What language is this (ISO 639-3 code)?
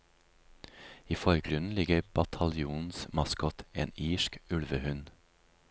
nor